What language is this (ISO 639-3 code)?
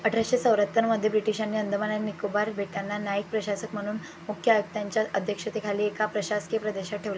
mar